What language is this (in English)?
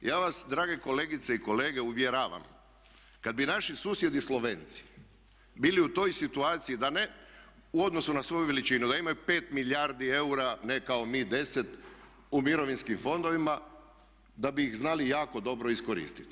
Croatian